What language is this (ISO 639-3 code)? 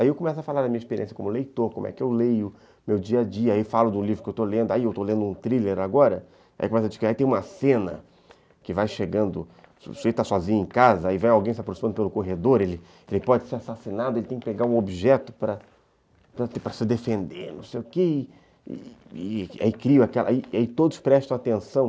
por